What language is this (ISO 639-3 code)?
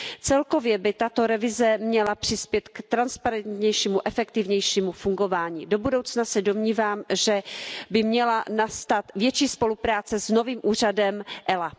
ces